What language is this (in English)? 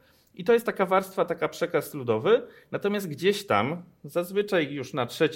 Polish